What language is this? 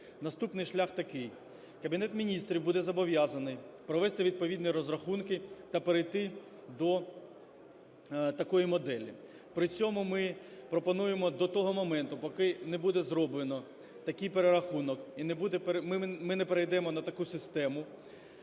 Ukrainian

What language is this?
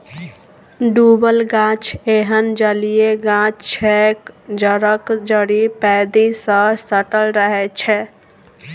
Maithili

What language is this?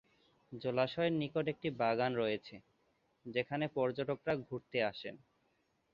Bangla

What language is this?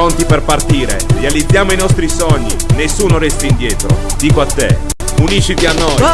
Italian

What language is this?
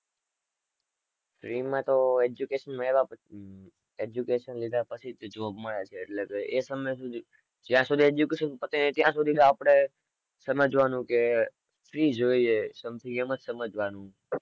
Gujarati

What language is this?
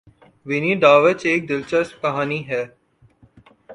Urdu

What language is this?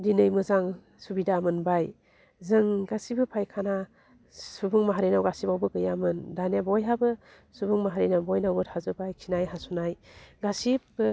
Bodo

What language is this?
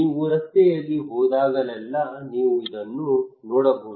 Kannada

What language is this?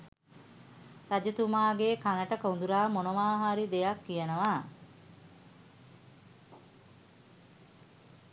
Sinhala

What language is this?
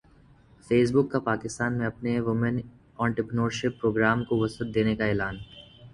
Urdu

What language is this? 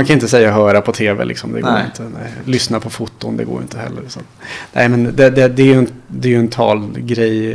Swedish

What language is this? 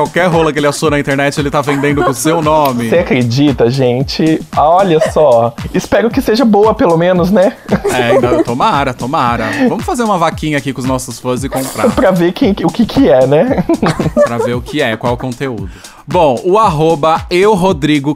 Portuguese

